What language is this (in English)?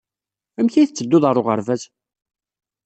Kabyle